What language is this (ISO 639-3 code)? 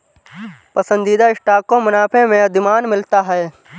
hin